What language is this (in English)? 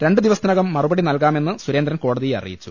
Malayalam